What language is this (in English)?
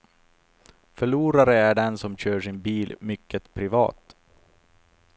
Swedish